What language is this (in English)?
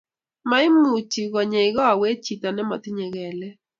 Kalenjin